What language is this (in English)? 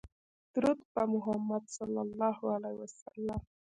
Pashto